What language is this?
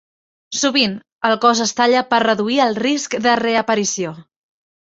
Catalan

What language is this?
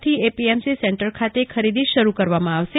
Gujarati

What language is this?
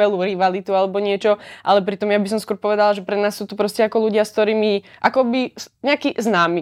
Czech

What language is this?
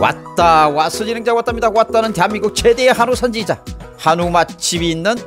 Korean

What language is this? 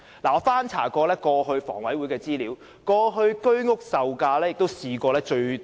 Cantonese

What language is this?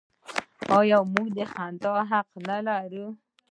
Pashto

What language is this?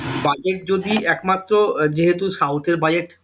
Bangla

